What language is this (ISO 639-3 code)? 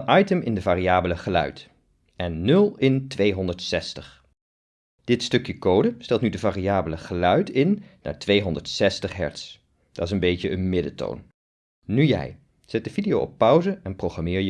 nld